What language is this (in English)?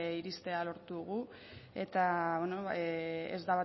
Basque